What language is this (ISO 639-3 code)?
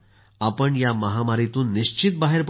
mar